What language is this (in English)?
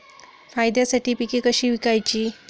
Marathi